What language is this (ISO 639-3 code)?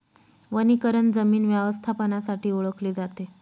mar